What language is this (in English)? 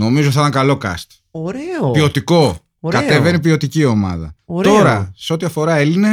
Greek